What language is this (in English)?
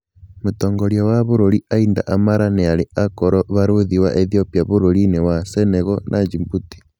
Kikuyu